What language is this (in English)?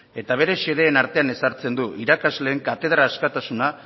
Basque